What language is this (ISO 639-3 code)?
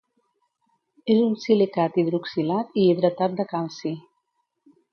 cat